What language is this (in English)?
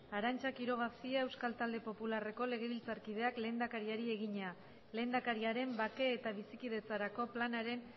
Basque